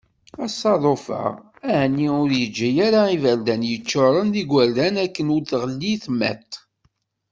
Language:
Kabyle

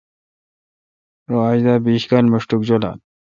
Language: Kalkoti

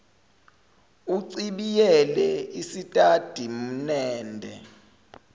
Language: Zulu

